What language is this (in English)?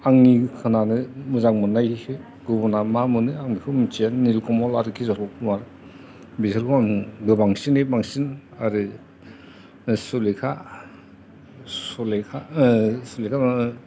Bodo